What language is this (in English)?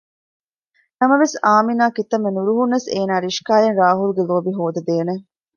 Divehi